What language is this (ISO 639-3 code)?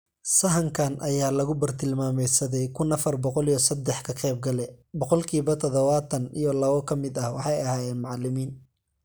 som